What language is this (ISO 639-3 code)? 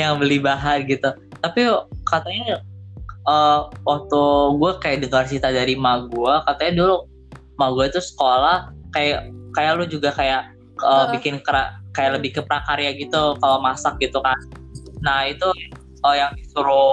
ind